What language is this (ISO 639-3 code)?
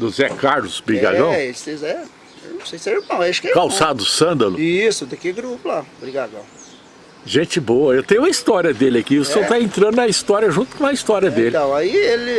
por